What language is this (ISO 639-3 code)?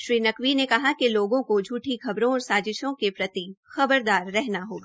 hin